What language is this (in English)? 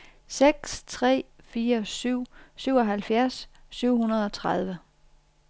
Danish